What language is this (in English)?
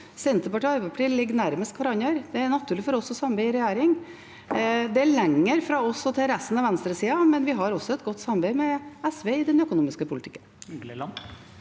Norwegian